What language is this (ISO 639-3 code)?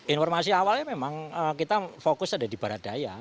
ind